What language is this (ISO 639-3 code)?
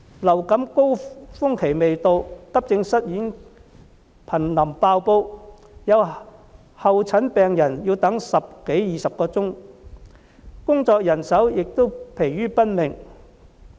yue